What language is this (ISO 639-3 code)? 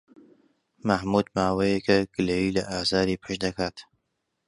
ckb